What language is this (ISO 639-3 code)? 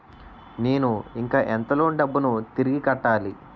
tel